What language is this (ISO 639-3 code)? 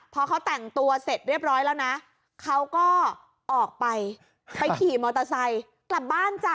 tha